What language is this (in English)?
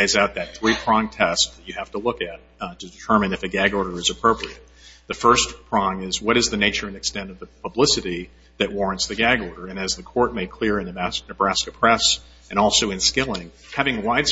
English